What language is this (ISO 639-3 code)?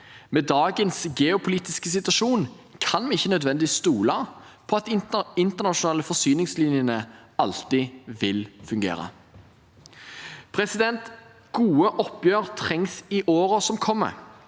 nor